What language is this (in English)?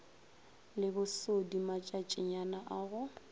Northern Sotho